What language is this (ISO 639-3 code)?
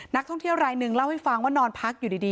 tha